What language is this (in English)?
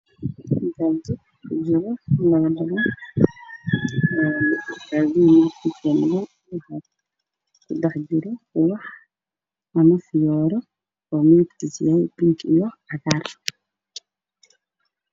Somali